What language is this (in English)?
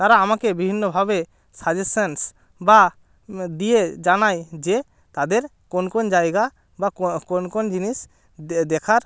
Bangla